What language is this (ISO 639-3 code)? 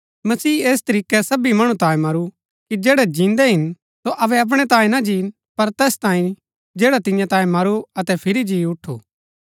gbk